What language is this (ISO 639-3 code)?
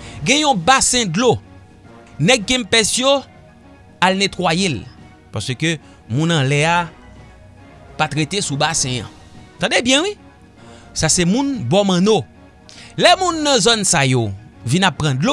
fra